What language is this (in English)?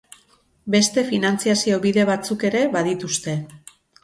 Basque